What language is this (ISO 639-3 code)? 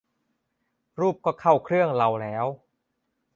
tha